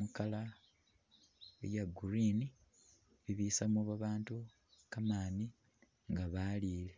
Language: Masaaba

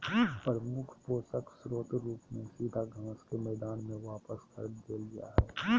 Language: Magahi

